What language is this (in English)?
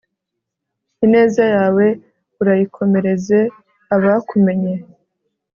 Kinyarwanda